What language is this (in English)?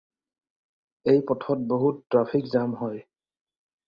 Assamese